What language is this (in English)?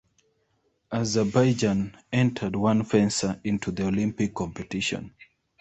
English